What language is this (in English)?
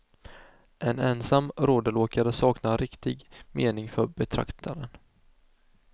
Swedish